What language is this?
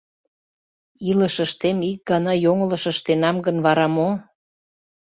Mari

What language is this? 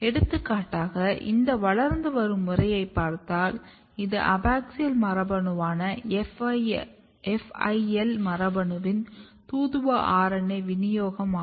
Tamil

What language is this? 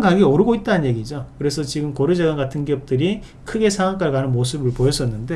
Korean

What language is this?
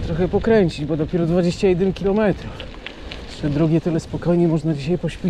Polish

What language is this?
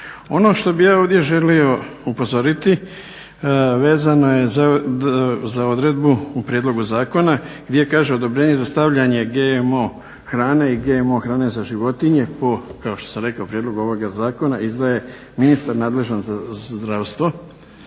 Croatian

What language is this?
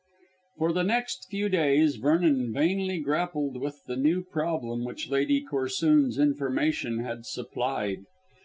English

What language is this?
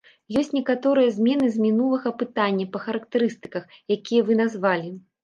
Belarusian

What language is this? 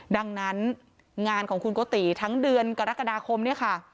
Thai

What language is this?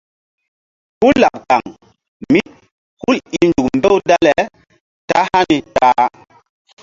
Mbum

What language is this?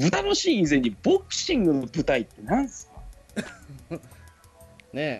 Japanese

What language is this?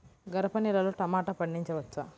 Telugu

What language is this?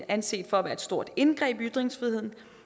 Danish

